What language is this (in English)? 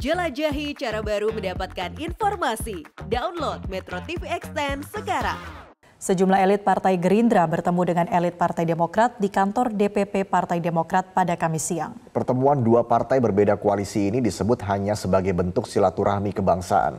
Indonesian